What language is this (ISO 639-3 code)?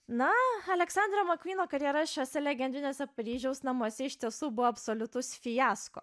lit